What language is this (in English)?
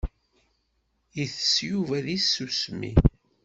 Kabyle